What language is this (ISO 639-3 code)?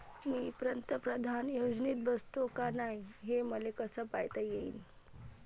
mar